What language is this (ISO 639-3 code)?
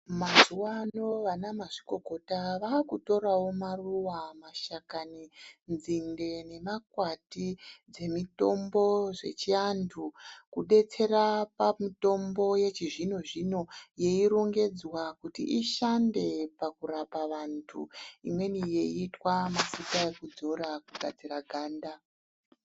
ndc